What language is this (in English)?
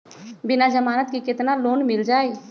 Magahi